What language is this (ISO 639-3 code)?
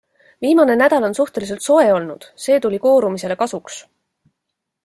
est